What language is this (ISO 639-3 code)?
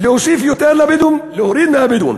heb